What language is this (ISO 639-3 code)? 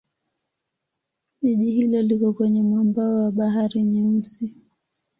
swa